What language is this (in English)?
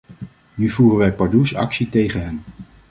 Dutch